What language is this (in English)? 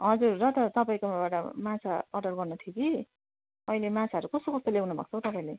Nepali